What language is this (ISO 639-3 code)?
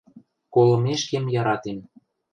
mrj